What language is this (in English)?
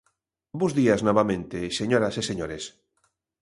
Galician